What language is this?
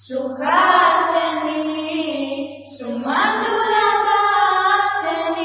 Bangla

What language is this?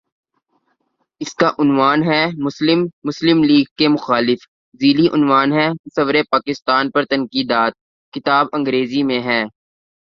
Urdu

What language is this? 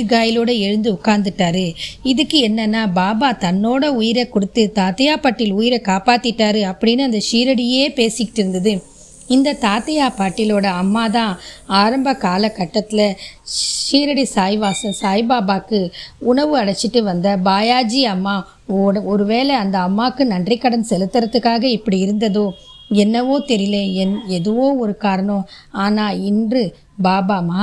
Tamil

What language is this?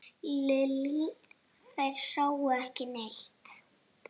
Icelandic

